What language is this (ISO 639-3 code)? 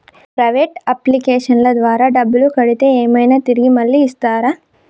tel